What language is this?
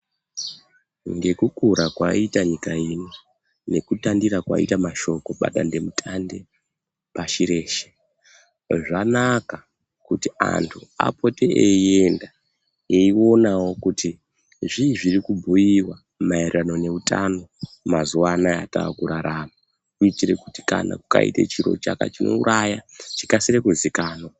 Ndau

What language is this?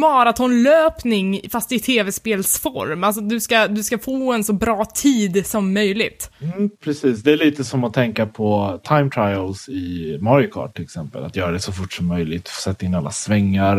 Swedish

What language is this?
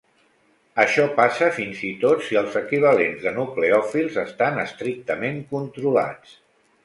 Catalan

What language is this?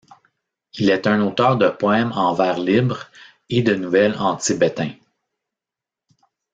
French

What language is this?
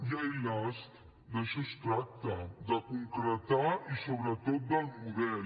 Catalan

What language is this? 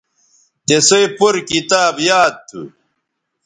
Bateri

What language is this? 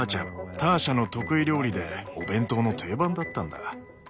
Japanese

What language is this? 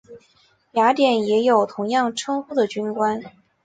Chinese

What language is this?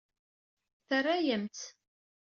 Kabyle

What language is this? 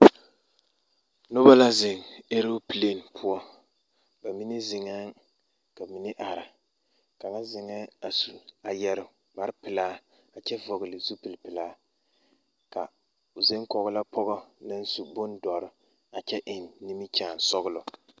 Southern Dagaare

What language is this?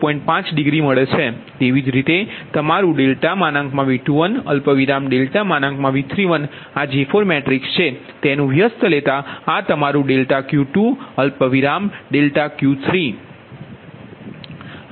Gujarati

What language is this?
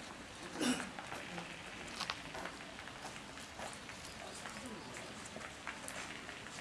Korean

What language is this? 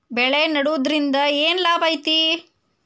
Kannada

